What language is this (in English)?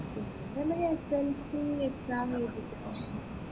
Malayalam